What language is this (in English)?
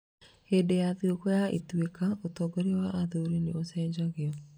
Kikuyu